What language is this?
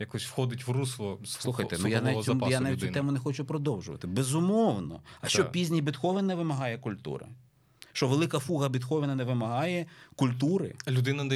Ukrainian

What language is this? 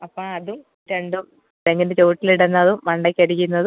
Malayalam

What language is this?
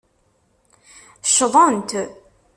Kabyle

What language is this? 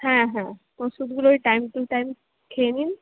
Bangla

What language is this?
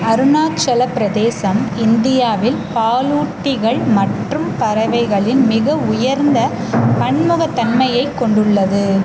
Tamil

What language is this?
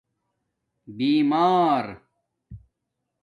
Domaaki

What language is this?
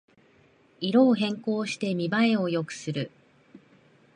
Japanese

